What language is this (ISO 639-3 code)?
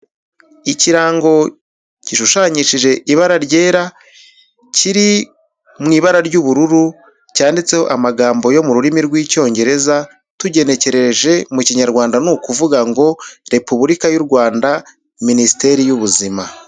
kin